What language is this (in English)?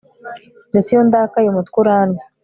Kinyarwanda